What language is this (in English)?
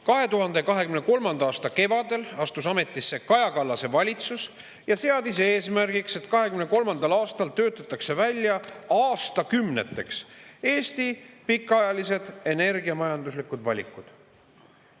Estonian